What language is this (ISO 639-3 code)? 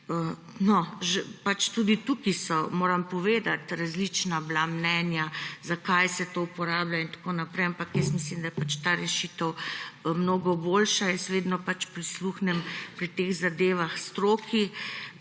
slv